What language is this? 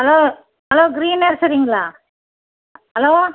Tamil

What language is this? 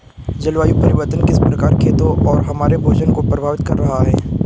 Hindi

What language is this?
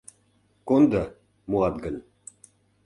Mari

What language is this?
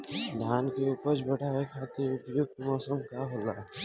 Bhojpuri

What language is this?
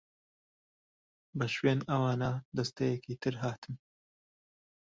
Central Kurdish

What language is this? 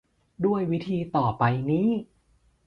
Thai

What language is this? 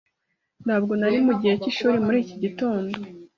Kinyarwanda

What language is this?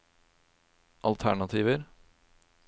Norwegian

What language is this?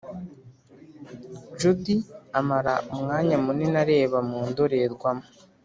Kinyarwanda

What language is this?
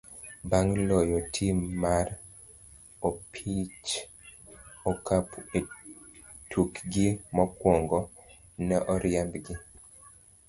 Luo (Kenya and Tanzania)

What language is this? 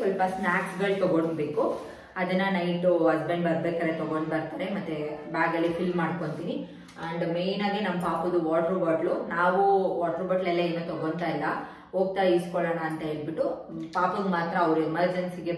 Kannada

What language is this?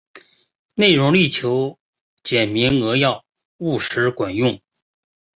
Chinese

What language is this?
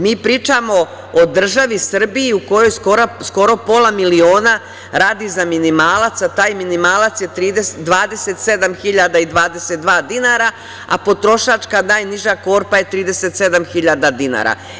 Serbian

